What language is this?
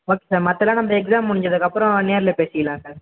Tamil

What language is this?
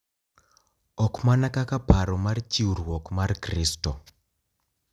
Luo (Kenya and Tanzania)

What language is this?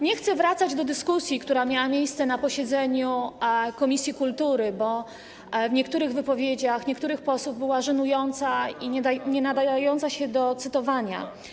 Polish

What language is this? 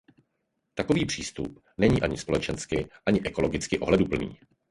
Czech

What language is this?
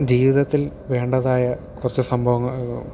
Malayalam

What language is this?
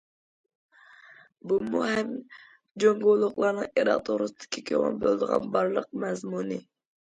Uyghur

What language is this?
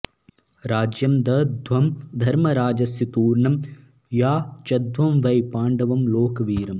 Sanskrit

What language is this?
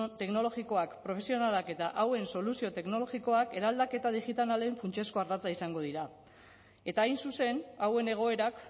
Basque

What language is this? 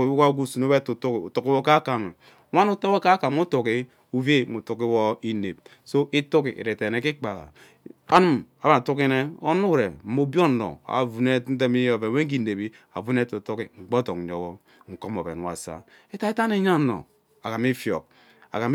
Ubaghara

